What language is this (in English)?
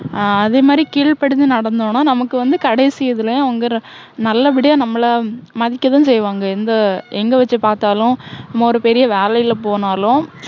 Tamil